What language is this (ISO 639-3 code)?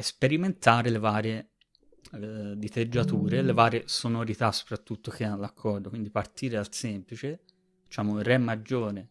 ita